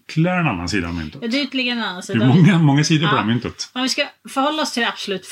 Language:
Swedish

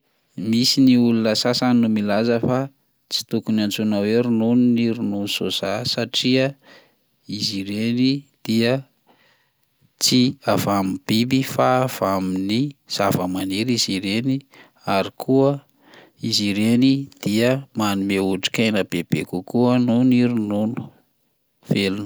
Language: Malagasy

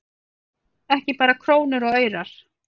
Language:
Icelandic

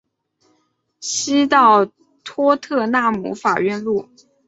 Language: Chinese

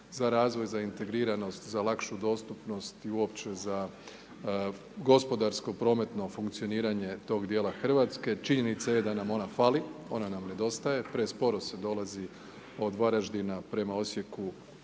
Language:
Croatian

